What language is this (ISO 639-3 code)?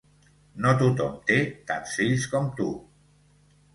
cat